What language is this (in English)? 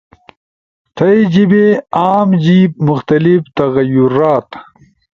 Ushojo